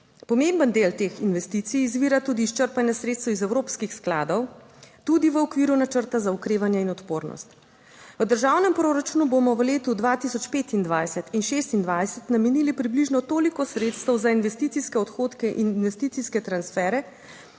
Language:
Slovenian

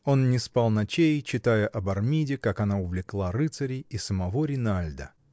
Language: Russian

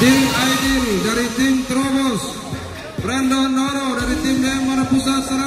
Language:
Indonesian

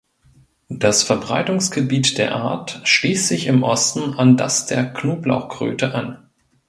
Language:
German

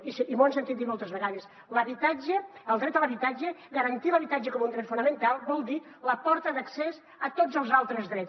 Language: Catalan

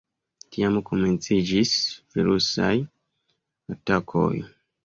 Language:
Esperanto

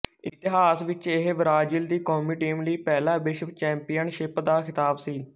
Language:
Punjabi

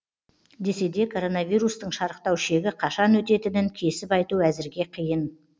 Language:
Kazakh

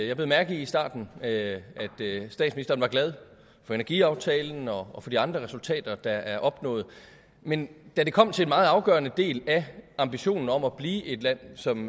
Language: Danish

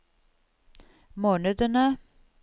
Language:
Norwegian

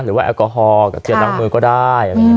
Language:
Thai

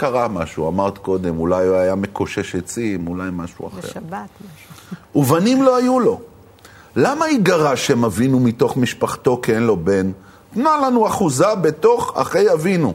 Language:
Hebrew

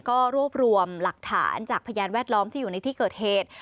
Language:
Thai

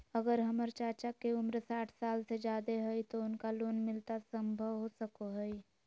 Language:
Magahi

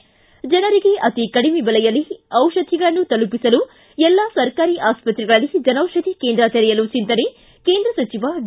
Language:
Kannada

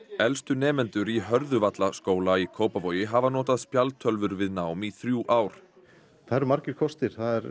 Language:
Icelandic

